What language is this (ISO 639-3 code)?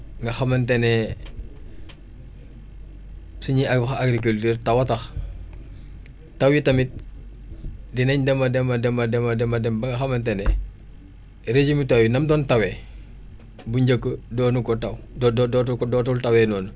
wol